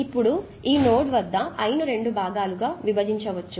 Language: Telugu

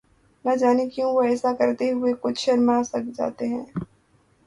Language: Urdu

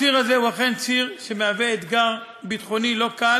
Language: Hebrew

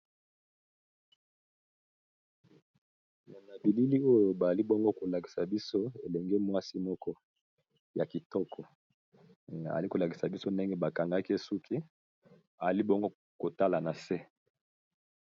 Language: Lingala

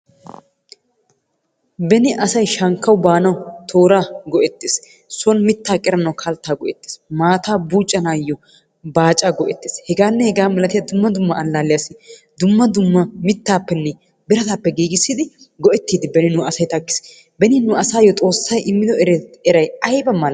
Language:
Wolaytta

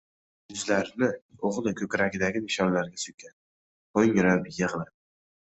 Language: Uzbek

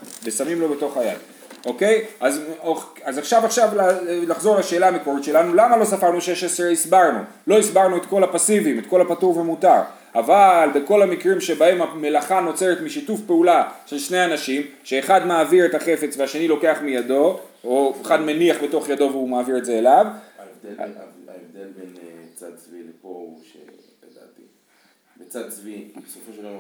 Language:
Hebrew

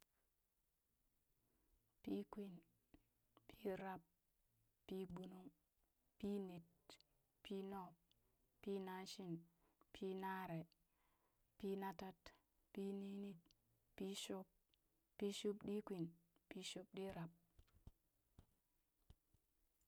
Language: Burak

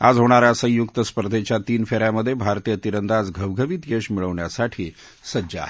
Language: Marathi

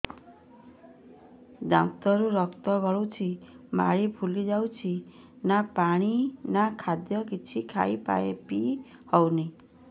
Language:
Odia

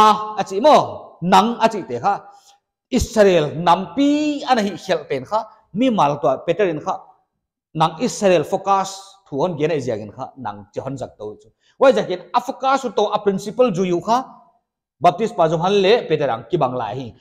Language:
Indonesian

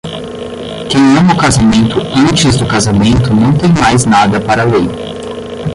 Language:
Portuguese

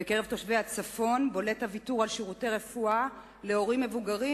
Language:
Hebrew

